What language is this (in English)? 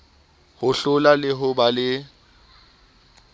Southern Sotho